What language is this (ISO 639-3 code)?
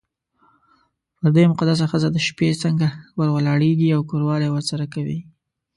pus